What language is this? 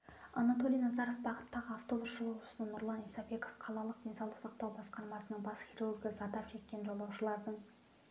Kazakh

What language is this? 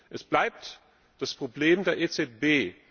German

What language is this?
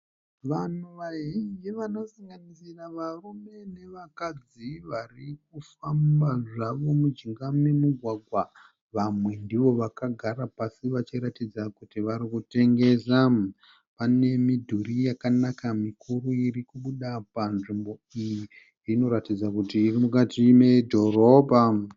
Shona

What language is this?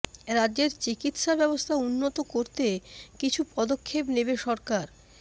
Bangla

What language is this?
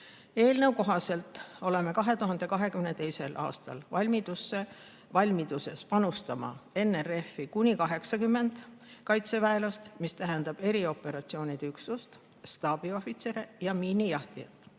Estonian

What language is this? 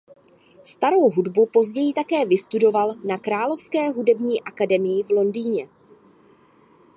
Czech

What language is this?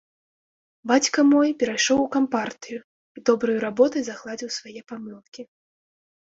Belarusian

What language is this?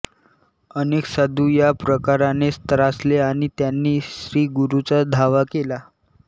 Marathi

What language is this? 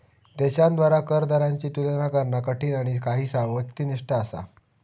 Marathi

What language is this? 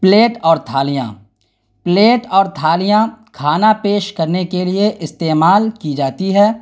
Urdu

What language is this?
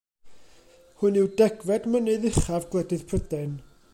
Welsh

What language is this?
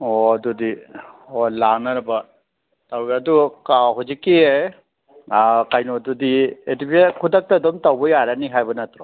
Manipuri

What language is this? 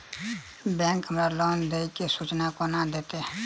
Maithili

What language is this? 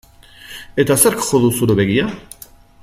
Basque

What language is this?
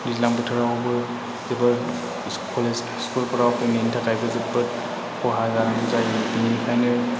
Bodo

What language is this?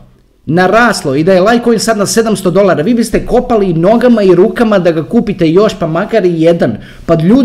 Croatian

